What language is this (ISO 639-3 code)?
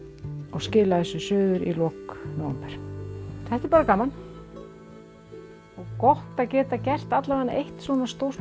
isl